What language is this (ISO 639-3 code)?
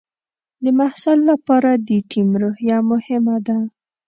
pus